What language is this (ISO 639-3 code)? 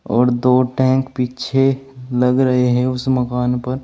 hin